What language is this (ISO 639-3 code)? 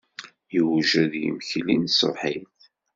kab